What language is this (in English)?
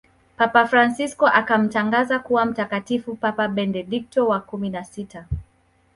Swahili